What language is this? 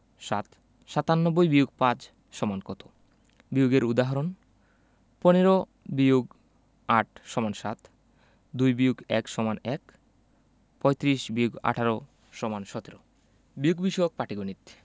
Bangla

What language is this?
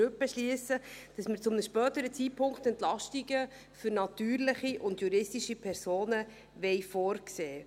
Swiss German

